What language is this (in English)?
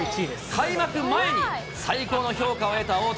Japanese